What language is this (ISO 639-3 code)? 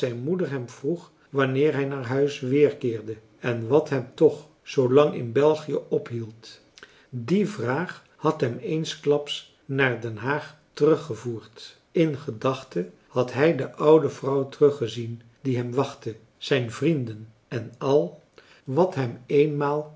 nld